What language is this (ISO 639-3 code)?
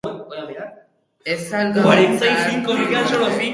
eus